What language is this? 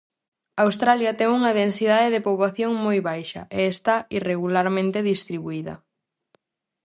Galician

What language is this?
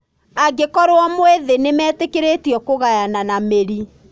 Kikuyu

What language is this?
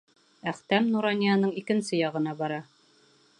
Bashkir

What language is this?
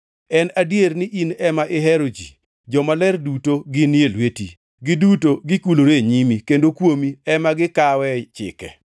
Luo (Kenya and Tanzania)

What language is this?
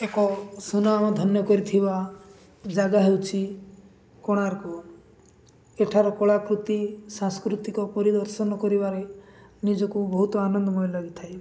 Odia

